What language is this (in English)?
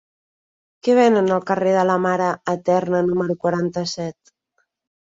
Catalan